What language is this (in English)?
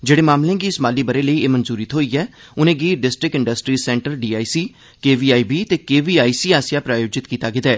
Dogri